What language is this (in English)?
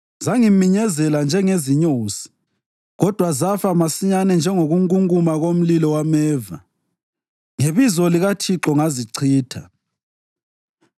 North Ndebele